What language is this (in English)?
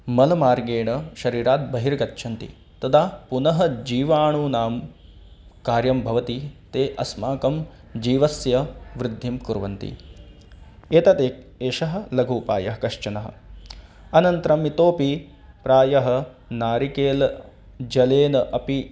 Sanskrit